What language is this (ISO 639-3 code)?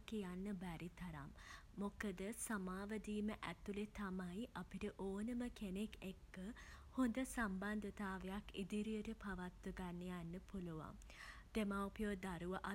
sin